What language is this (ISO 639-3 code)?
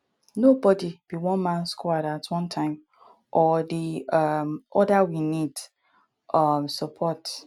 pcm